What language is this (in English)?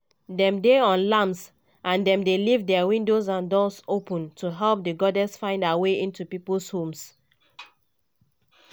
Nigerian Pidgin